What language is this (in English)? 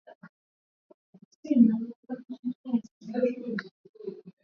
Swahili